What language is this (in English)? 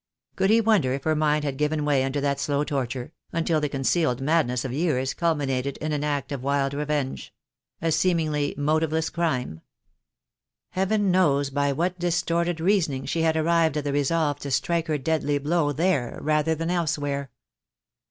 English